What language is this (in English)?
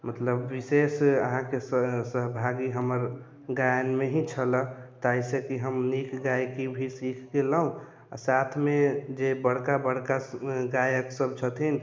Maithili